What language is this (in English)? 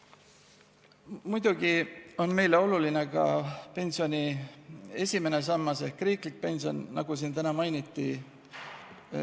Estonian